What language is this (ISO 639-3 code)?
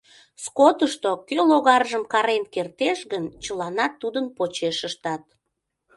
chm